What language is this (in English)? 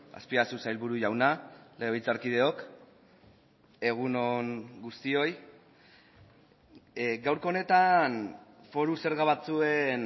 Basque